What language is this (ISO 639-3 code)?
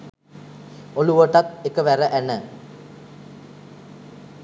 sin